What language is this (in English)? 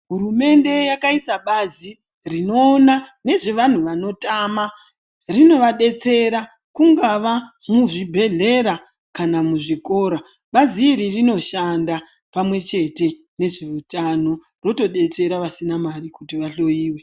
Ndau